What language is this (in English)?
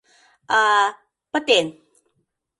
Mari